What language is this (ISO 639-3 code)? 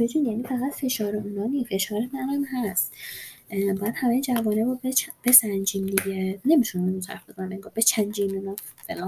fas